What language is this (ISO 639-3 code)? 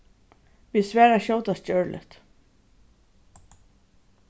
fao